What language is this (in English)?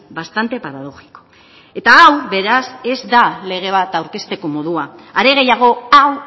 Basque